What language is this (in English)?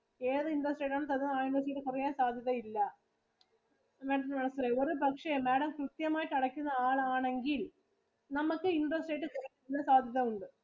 Malayalam